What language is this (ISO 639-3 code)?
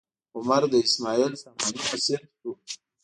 pus